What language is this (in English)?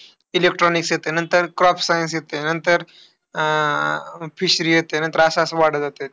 Marathi